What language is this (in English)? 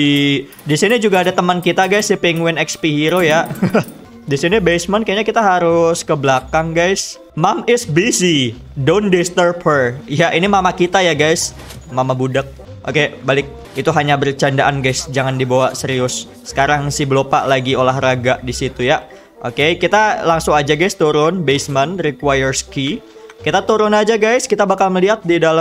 Indonesian